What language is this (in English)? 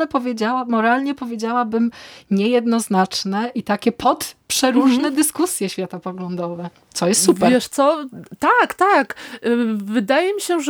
Polish